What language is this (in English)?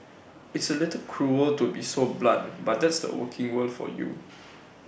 English